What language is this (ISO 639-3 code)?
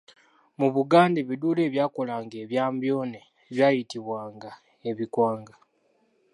lug